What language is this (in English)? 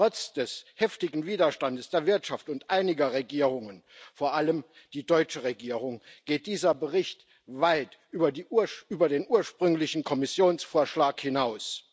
German